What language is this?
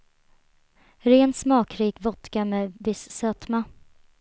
Swedish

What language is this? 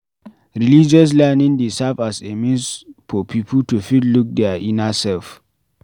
Nigerian Pidgin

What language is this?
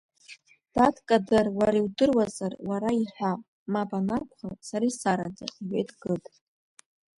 Abkhazian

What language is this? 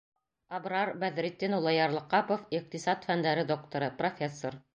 Bashkir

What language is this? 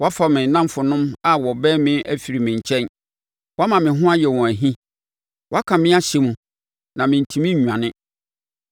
Akan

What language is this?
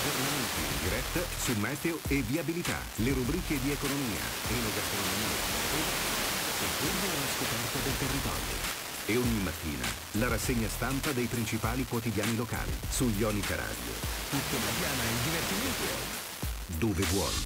Italian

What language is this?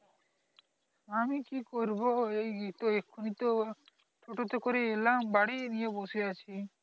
Bangla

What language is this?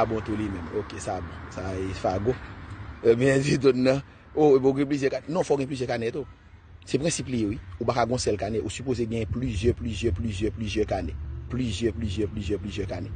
French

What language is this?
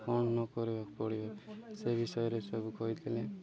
Odia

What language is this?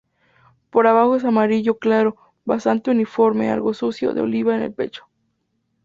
Spanish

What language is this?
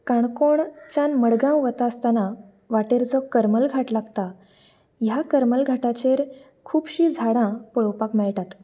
Konkani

